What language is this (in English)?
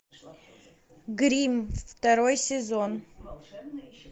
Russian